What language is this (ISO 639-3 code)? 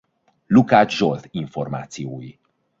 hun